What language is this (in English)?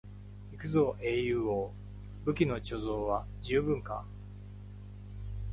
Japanese